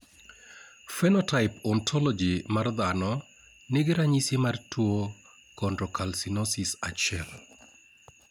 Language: Luo (Kenya and Tanzania)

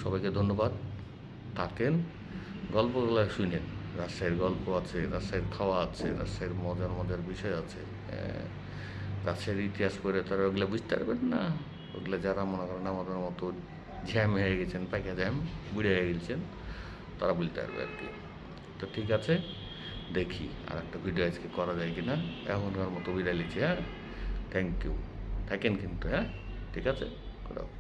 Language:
Bangla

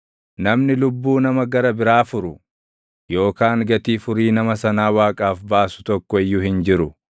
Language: Oromo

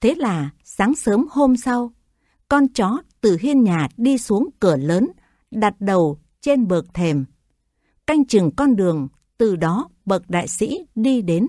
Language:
Vietnamese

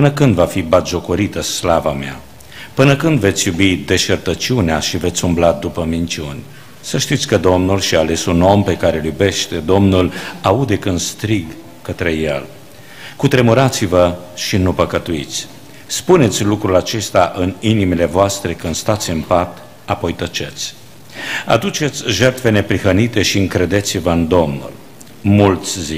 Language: Romanian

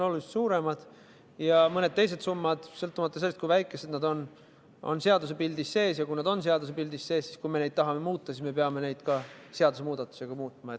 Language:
Estonian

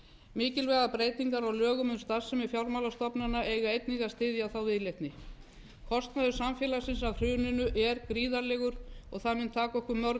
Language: Icelandic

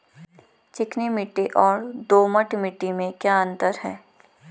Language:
Hindi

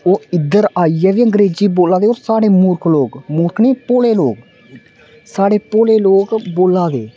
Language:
Dogri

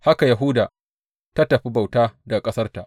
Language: Hausa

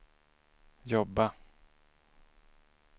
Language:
Swedish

